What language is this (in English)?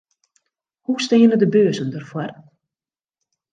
Western Frisian